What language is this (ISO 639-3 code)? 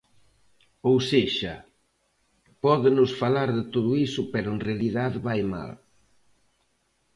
glg